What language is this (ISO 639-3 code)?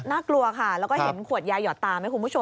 tha